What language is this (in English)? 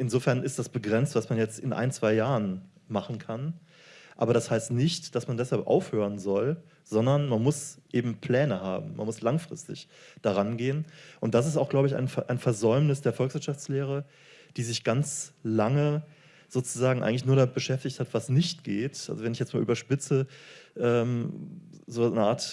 German